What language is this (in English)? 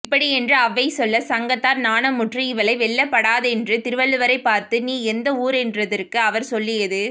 Tamil